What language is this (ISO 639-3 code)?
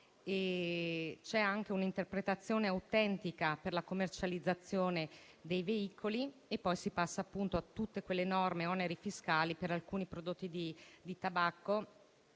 ita